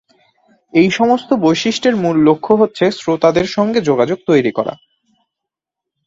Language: Bangla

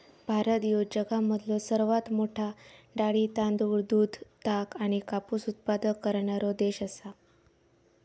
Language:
Marathi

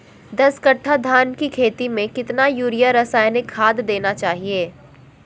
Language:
Magahi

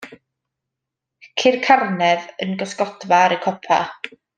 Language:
Welsh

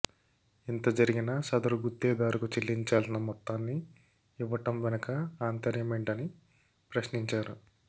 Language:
Telugu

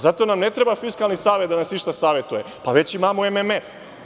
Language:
Serbian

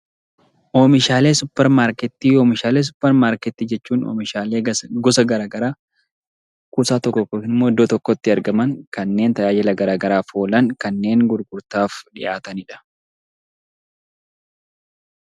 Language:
Oromo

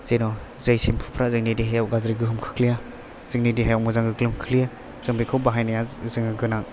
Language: Bodo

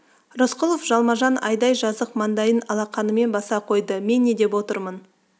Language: Kazakh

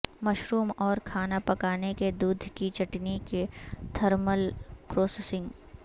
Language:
Urdu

